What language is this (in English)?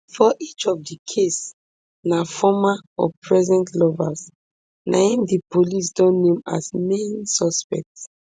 Nigerian Pidgin